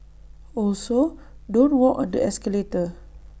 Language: English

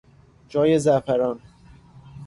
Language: Persian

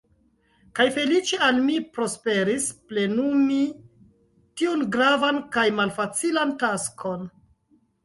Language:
Esperanto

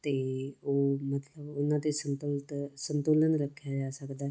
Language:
Punjabi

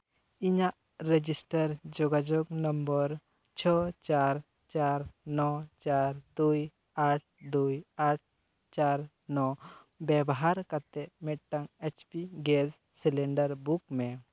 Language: Santali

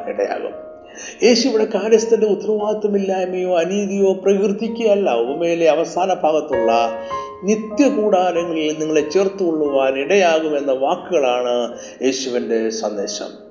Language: Malayalam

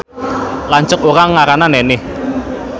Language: Sundanese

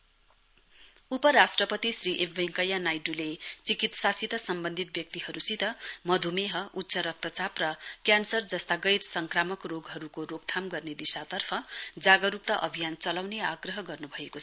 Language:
Nepali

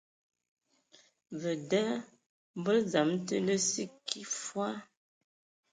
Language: Ewondo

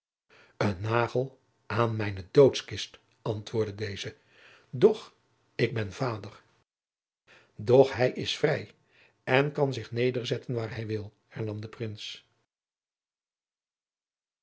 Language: Dutch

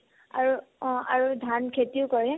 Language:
Assamese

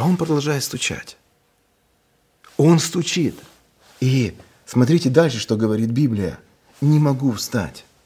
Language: Russian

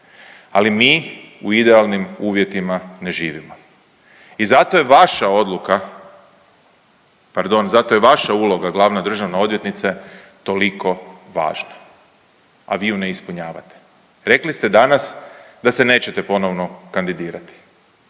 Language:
Croatian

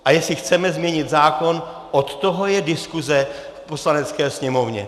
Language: Czech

